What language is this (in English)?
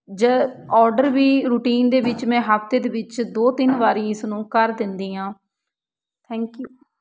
Punjabi